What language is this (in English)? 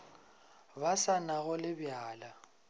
Northern Sotho